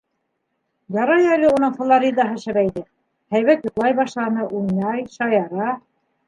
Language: Bashkir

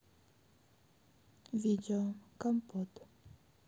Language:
Russian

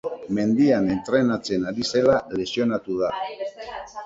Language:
Basque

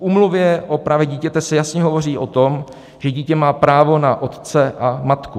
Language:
Czech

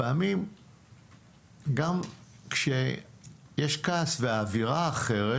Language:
Hebrew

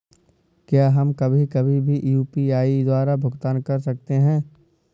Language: Hindi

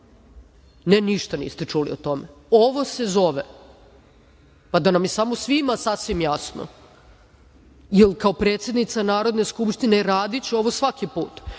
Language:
Serbian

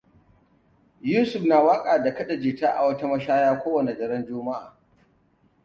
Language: Hausa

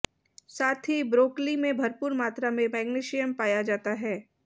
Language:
Hindi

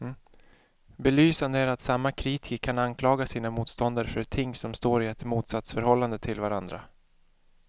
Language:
Swedish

